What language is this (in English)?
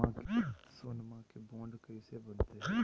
Magahi